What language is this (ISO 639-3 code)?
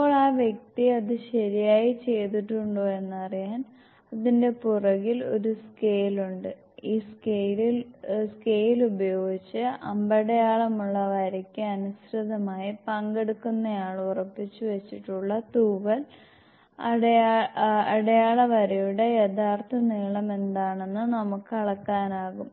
mal